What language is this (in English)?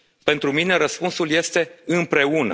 Romanian